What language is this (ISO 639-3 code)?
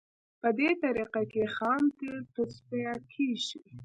pus